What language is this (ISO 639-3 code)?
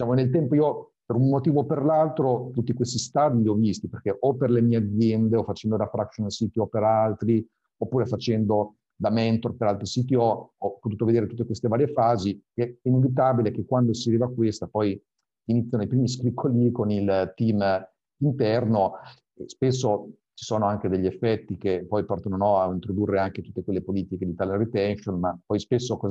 ita